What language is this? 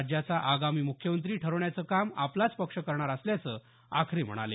Marathi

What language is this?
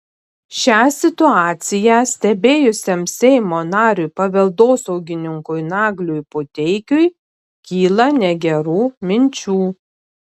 Lithuanian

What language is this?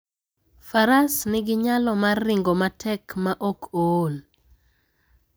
Luo (Kenya and Tanzania)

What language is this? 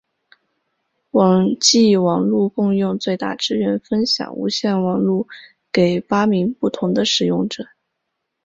Chinese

